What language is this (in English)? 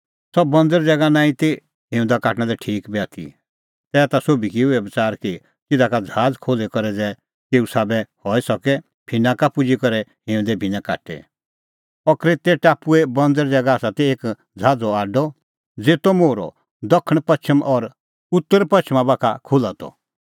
Kullu Pahari